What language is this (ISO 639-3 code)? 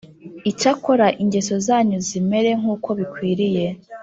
kin